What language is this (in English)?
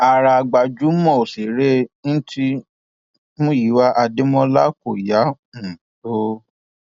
Yoruba